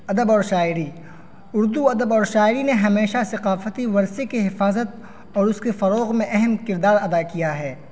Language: Urdu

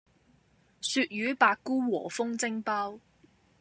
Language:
Cantonese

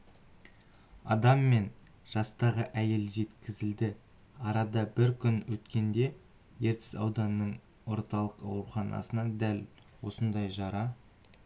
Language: Kazakh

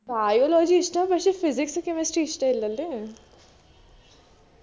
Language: Malayalam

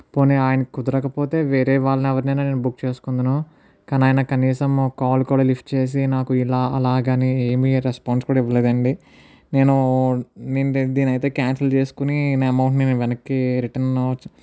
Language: Telugu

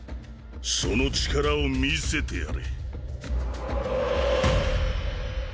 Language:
Japanese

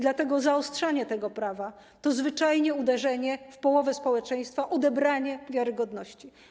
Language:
Polish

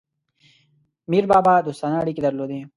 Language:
Pashto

